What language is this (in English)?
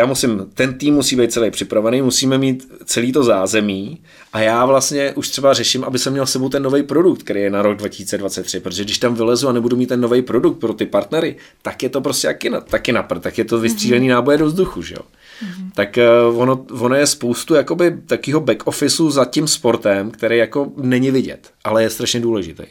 Czech